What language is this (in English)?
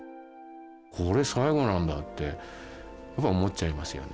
Japanese